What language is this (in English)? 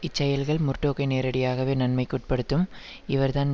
Tamil